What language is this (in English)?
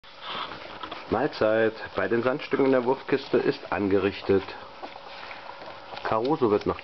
German